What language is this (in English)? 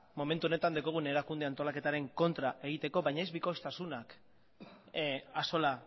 Basque